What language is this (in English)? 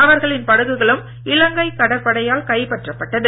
Tamil